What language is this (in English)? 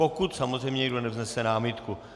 Czech